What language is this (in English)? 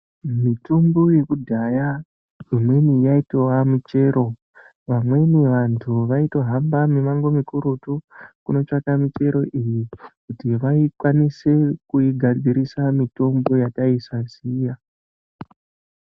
Ndau